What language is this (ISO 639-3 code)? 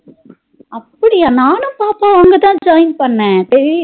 tam